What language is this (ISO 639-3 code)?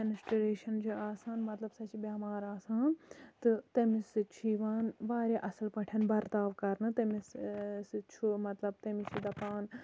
kas